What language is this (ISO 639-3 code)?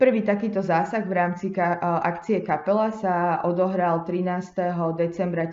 slk